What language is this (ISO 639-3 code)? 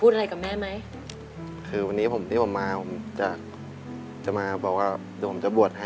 tha